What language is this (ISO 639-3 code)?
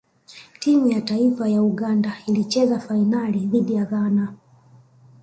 swa